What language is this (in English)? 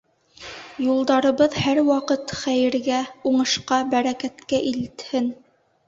Bashkir